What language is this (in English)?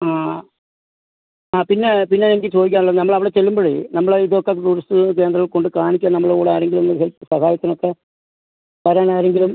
Malayalam